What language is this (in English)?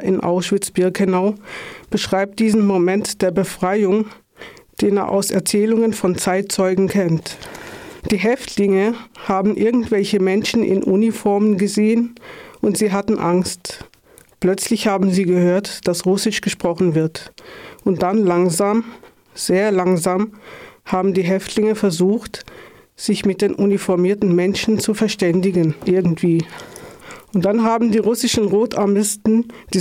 German